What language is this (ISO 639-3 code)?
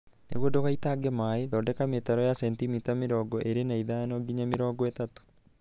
kik